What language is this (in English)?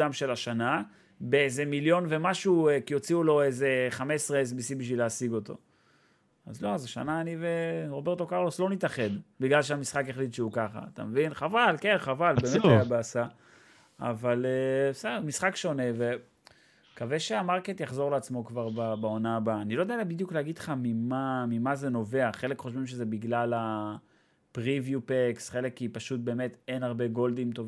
Hebrew